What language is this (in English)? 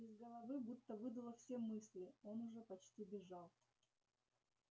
Russian